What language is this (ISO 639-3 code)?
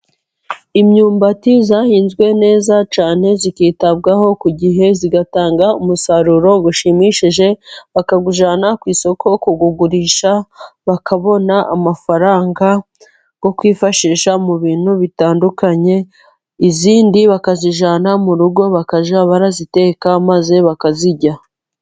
kin